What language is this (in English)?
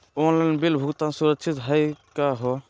Magahi